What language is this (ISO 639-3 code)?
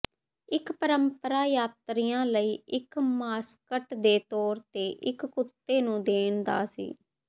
pan